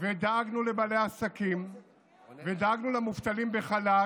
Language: Hebrew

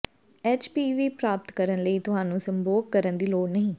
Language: Punjabi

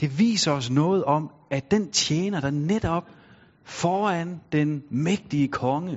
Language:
Danish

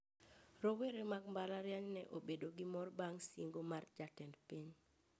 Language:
Luo (Kenya and Tanzania)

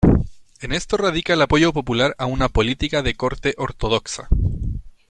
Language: Spanish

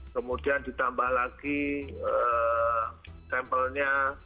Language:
Indonesian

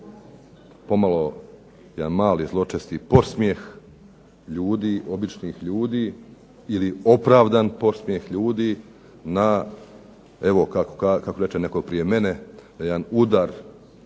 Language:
Croatian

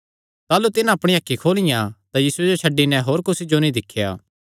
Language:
Kangri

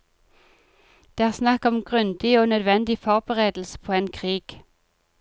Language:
Norwegian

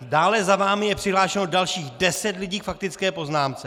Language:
Czech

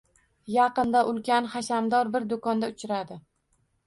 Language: Uzbek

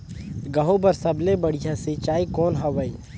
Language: Chhattisgarhi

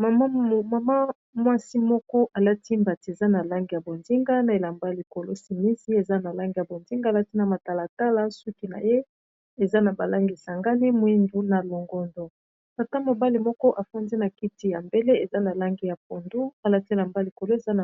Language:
Lingala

